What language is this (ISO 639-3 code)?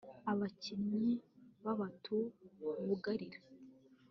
kin